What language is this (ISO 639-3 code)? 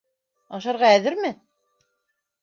bak